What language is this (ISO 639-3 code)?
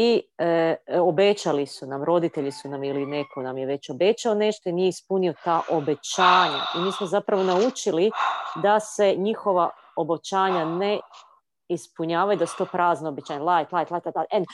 hrv